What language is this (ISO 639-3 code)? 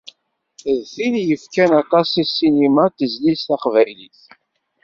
kab